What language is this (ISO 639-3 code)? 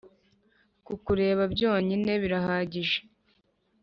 kin